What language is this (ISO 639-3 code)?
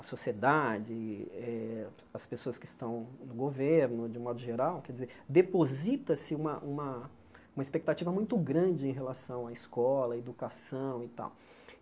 por